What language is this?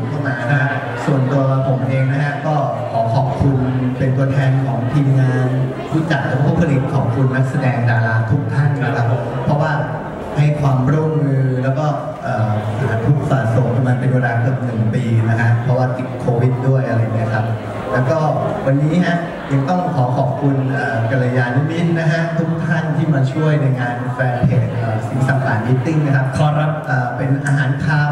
Thai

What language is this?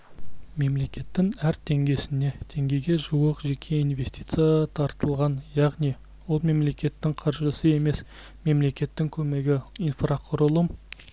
Kazakh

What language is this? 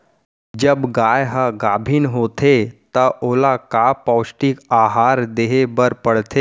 Chhattisgarhi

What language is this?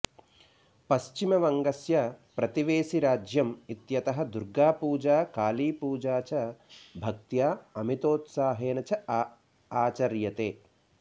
Sanskrit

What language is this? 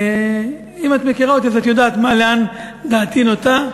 Hebrew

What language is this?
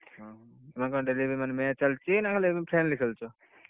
Odia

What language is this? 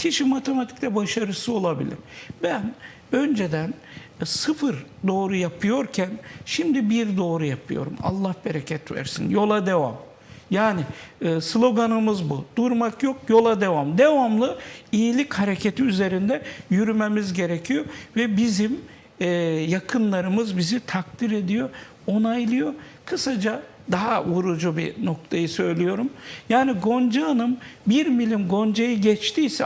Turkish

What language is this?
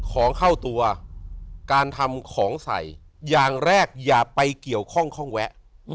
Thai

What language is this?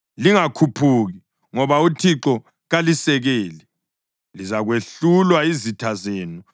North Ndebele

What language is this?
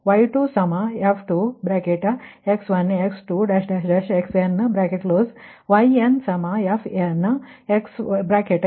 Kannada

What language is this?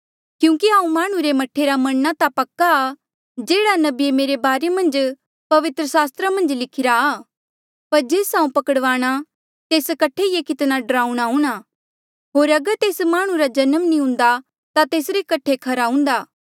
Mandeali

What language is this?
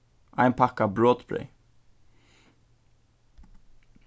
Faroese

